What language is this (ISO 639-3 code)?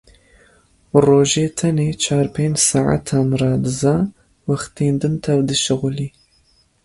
kur